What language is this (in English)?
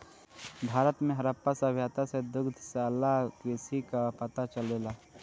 Bhojpuri